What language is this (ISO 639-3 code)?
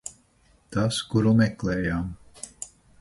lav